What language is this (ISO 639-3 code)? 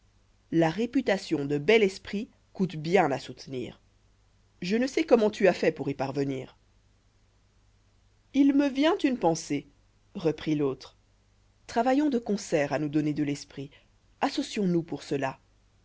fra